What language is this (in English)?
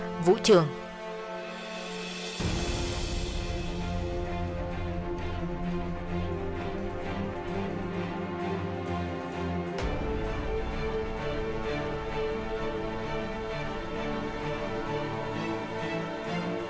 Vietnamese